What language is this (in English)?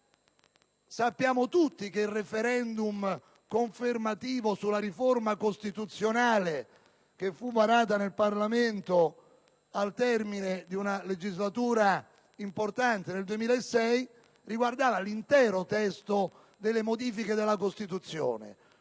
Italian